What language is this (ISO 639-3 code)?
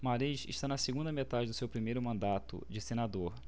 por